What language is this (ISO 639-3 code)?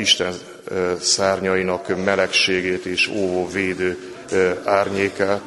hun